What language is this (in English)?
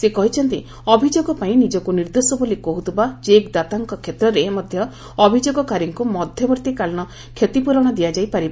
Odia